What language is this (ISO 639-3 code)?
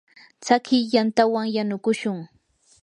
qur